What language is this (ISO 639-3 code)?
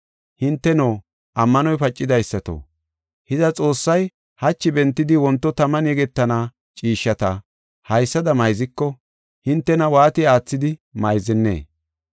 gof